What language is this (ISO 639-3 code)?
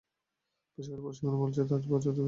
ben